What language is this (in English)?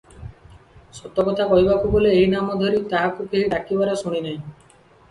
Odia